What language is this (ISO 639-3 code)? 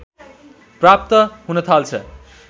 nep